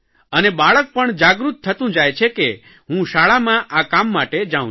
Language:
Gujarati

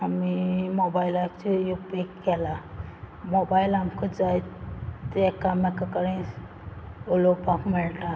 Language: Konkani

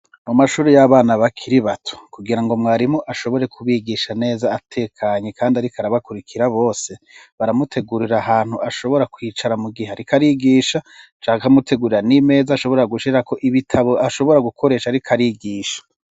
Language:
Rundi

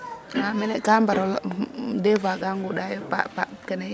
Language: Serer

